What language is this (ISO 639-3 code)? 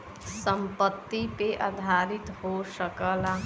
bho